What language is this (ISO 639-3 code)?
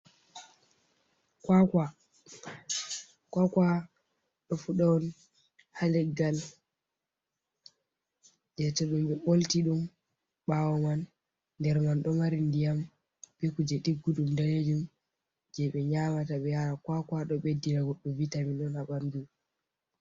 ful